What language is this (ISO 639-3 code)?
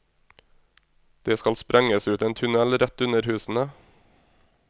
nor